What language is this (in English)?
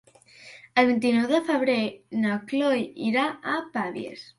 Catalan